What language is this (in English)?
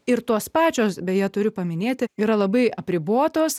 Lithuanian